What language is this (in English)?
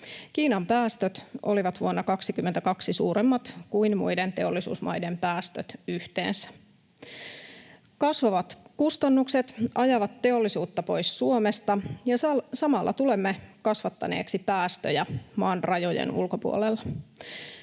Finnish